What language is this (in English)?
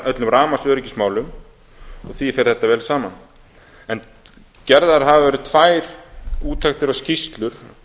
Icelandic